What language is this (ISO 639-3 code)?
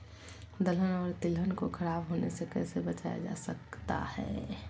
mag